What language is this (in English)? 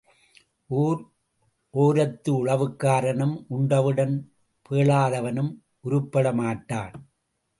Tamil